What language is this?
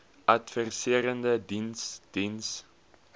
Afrikaans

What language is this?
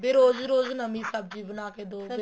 Punjabi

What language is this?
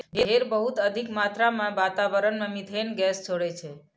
Maithili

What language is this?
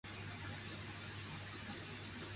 Chinese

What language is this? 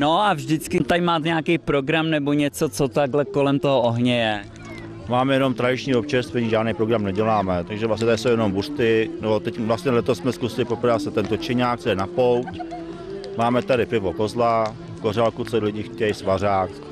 Czech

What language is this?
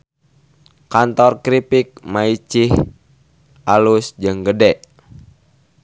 Sundanese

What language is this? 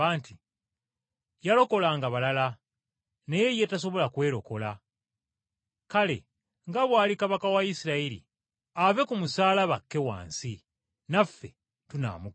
Ganda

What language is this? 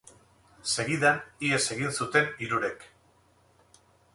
Basque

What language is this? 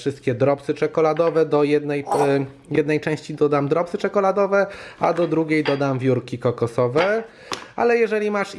Polish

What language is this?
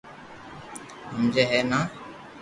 Loarki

